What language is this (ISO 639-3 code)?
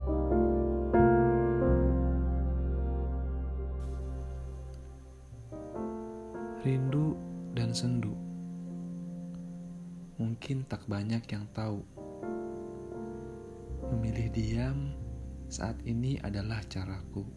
ind